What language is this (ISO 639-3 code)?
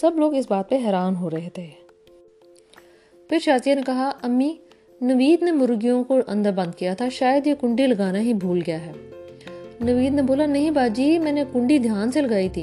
urd